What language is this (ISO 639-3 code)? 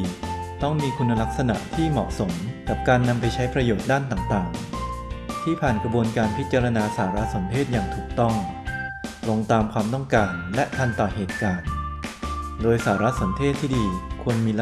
tha